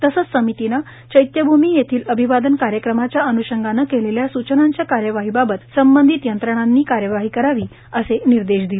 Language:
Marathi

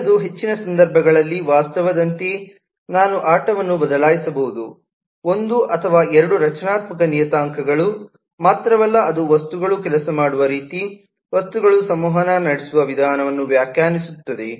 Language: Kannada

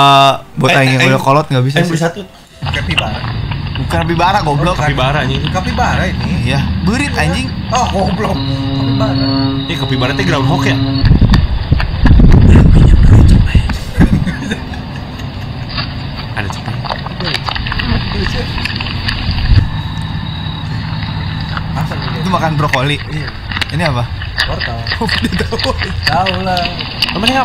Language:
Indonesian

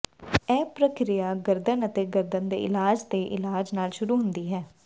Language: Punjabi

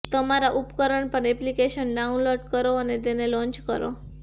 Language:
Gujarati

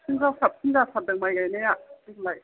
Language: Bodo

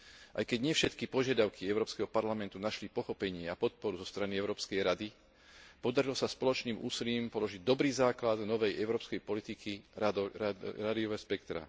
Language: Slovak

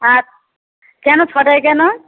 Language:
Bangla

